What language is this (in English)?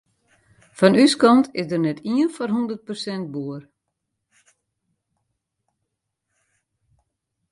Western Frisian